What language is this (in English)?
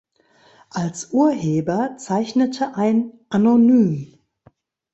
German